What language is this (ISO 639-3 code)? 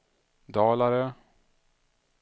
swe